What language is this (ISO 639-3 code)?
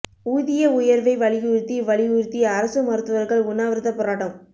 tam